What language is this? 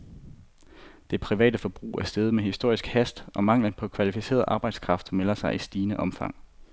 Danish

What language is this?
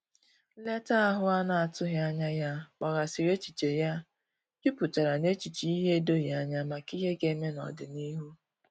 Igbo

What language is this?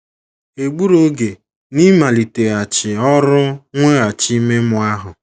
Igbo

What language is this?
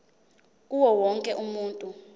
Zulu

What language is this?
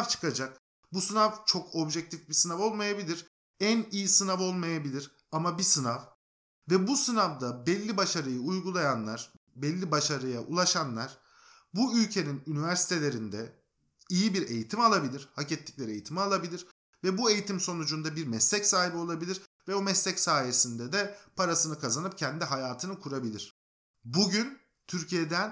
Turkish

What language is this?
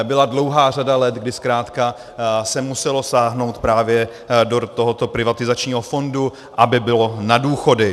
Czech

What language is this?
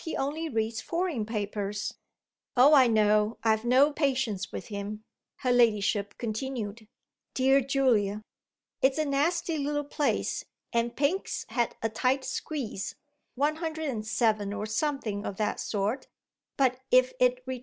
English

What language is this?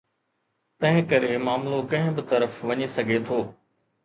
Sindhi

